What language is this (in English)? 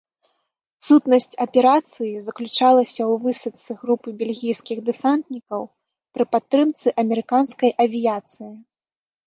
Belarusian